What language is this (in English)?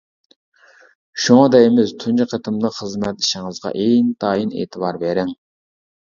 Uyghur